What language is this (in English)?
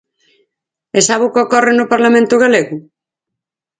Galician